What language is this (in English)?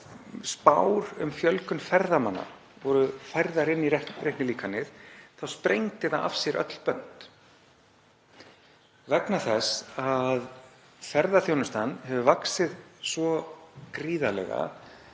Icelandic